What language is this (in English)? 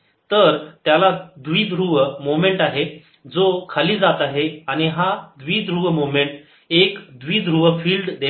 Marathi